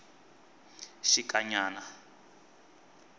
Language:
Tsonga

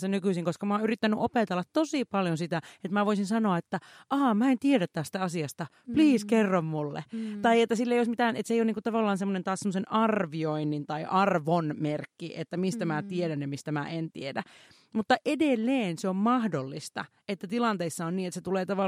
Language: Finnish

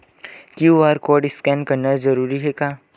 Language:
Chhattisgarhi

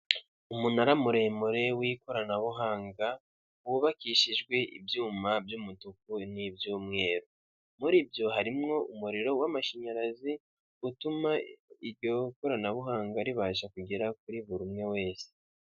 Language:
Kinyarwanda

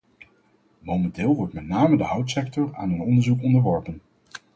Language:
Dutch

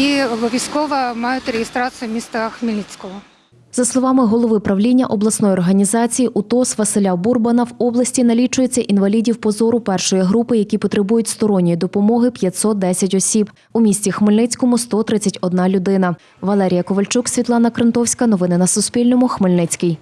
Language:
Ukrainian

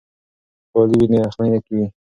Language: Pashto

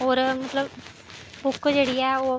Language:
Dogri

